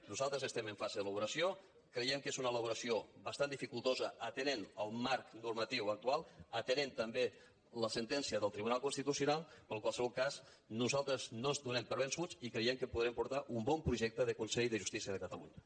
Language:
Catalan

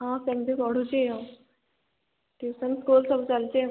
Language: Odia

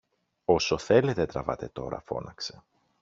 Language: Greek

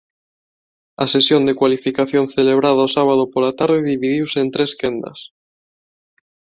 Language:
Galician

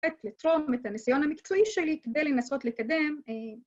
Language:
Hebrew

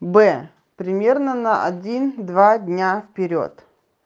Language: Russian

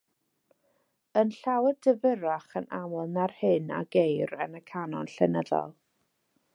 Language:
Welsh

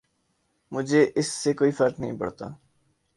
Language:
Urdu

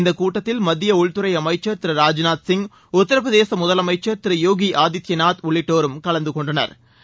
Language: Tamil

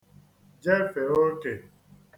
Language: Igbo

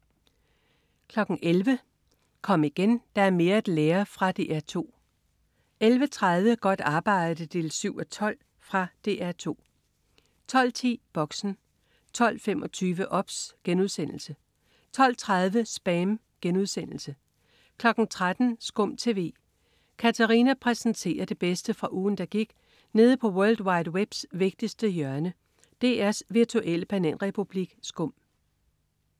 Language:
Danish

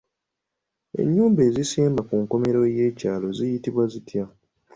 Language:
Ganda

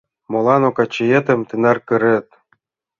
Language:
Mari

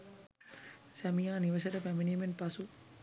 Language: Sinhala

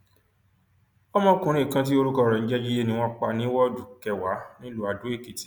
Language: Yoruba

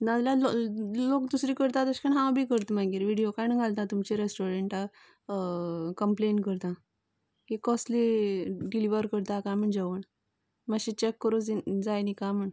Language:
Konkani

